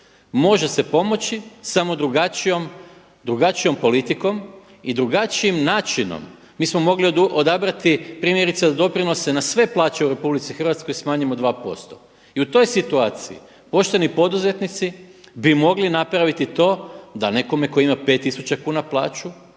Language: Croatian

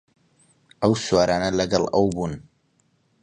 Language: Central Kurdish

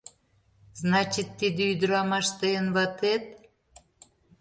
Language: Mari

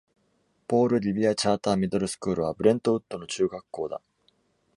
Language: Japanese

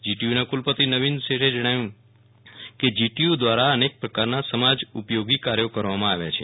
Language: Gujarati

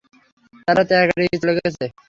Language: Bangla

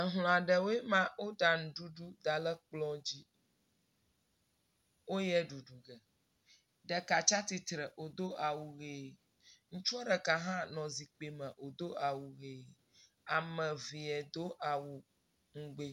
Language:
Ewe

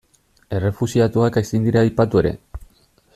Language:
Basque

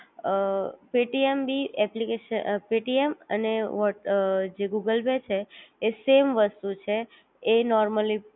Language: Gujarati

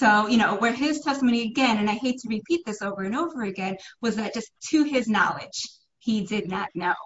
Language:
English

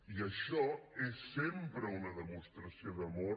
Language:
Catalan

